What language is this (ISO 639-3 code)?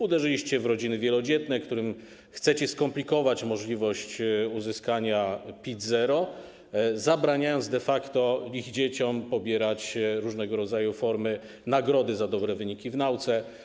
pol